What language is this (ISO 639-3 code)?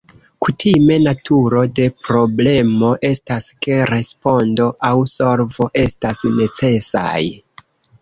epo